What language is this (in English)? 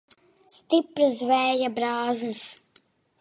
Latvian